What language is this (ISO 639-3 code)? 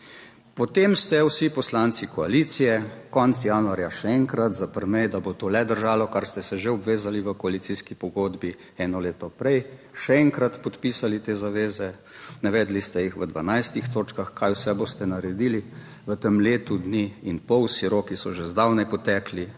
slv